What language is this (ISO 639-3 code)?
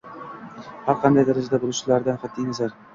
uzb